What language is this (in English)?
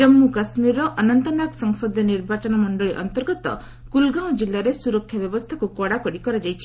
Odia